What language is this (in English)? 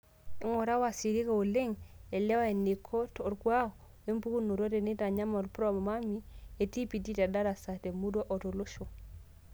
Masai